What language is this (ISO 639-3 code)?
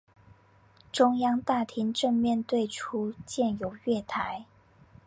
zho